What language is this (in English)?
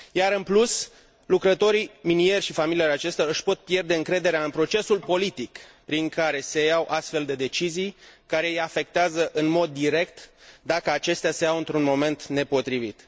Romanian